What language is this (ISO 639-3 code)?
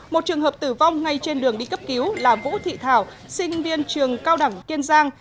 vie